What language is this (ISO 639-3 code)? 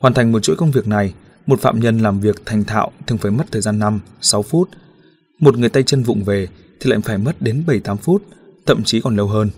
vie